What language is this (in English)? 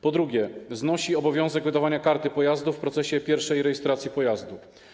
Polish